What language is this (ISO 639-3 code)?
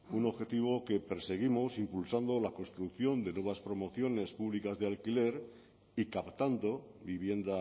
spa